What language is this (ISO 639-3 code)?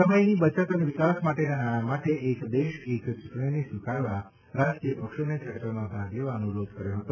guj